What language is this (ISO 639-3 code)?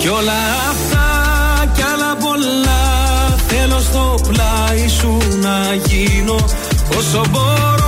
ell